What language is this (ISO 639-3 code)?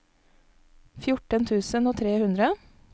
nor